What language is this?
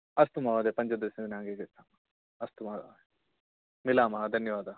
Sanskrit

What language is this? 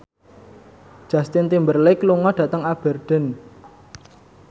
Javanese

